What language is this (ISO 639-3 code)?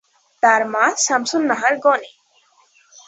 ben